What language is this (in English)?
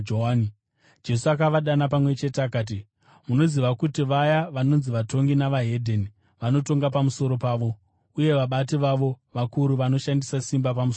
Shona